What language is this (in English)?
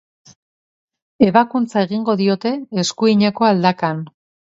Basque